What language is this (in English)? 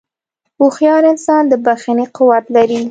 Pashto